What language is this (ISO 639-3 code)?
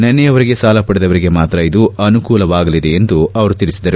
kan